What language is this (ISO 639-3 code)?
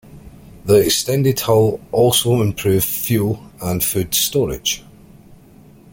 eng